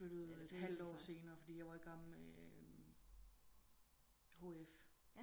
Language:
Danish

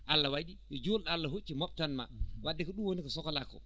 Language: Fula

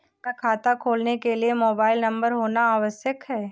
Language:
Hindi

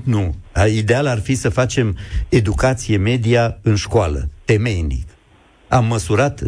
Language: Romanian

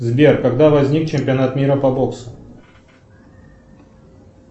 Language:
Russian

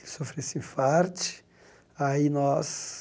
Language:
Portuguese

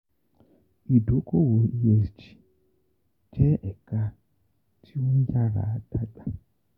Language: Yoruba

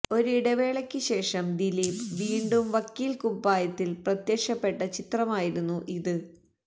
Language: Malayalam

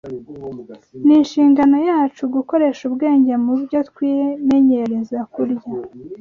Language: Kinyarwanda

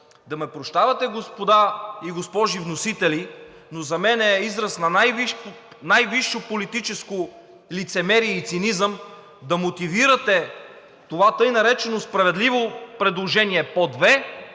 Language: Bulgarian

